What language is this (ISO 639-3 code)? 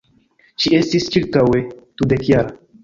epo